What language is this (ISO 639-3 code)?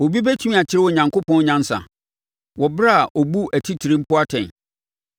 aka